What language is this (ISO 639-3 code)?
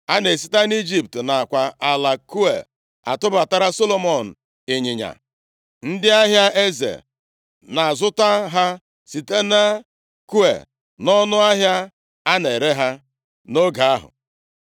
ibo